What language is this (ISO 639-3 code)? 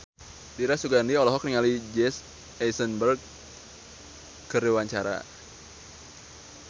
sun